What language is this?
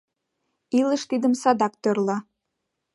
Mari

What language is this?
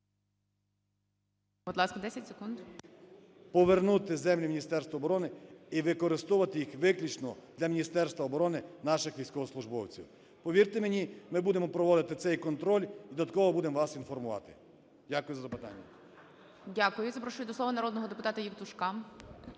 Ukrainian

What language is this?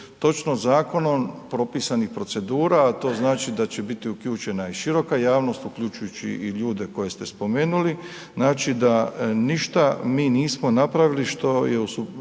Croatian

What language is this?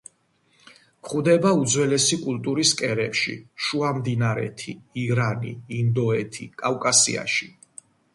Georgian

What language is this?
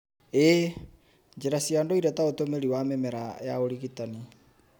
Kikuyu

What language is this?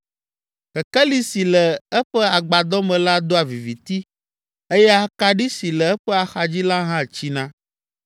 Ewe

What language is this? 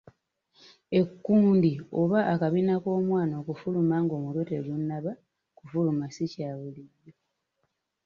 Ganda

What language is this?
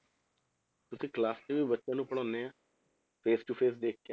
Punjabi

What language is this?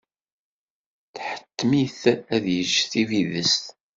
Kabyle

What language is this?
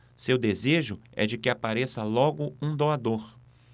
Portuguese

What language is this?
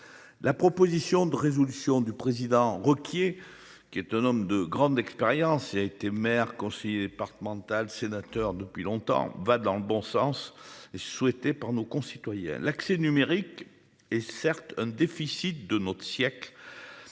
French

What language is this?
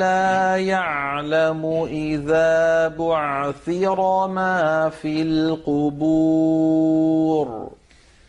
Arabic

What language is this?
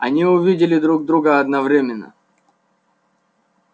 Russian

